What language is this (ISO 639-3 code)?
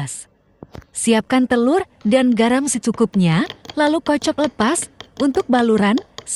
ind